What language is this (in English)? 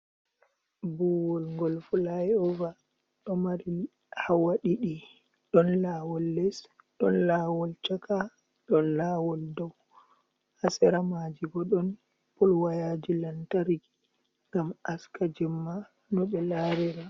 Fula